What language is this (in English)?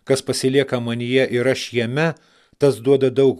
Lithuanian